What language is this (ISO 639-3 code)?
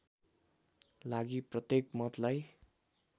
nep